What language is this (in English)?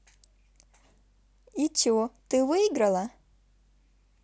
Russian